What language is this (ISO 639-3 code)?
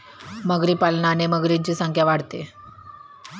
mar